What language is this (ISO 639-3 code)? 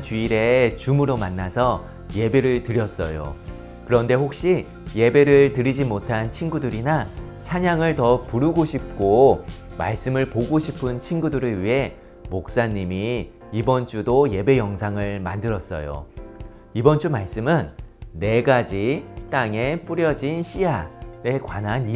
kor